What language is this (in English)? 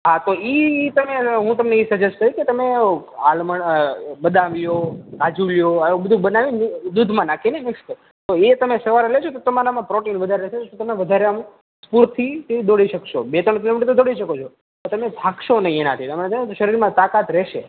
Gujarati